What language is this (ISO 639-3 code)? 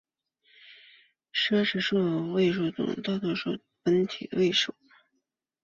zho